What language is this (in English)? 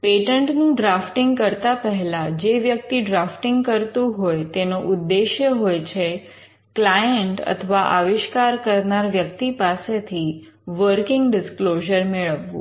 Gujarati